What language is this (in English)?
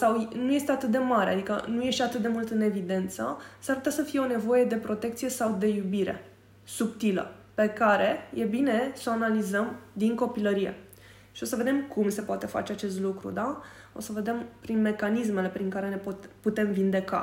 Romanian